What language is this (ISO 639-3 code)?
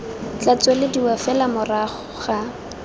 tsn